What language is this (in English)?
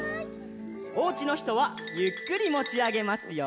Japanese